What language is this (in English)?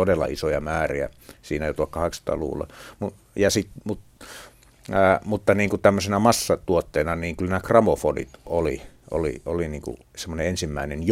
Finnish